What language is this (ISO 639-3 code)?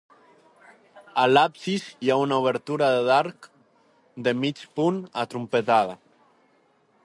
cat